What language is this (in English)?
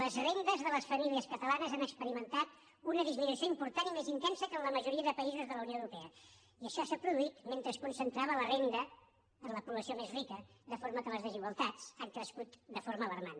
Catalan